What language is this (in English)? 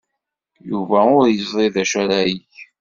Kabyle